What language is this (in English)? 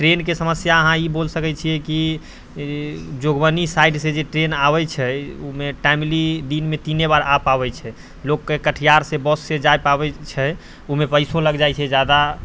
Maithili